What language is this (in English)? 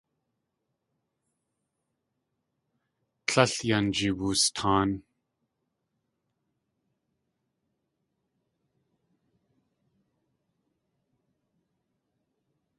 Tlingit